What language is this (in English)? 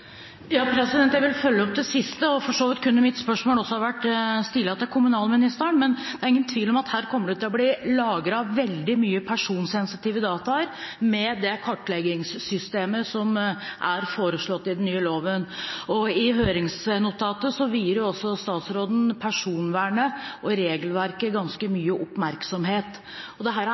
Norwegian